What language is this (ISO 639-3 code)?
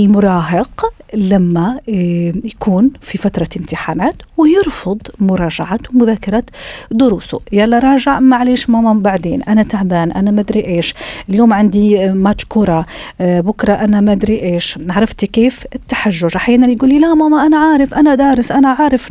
ara